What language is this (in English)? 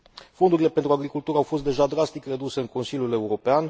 Romanian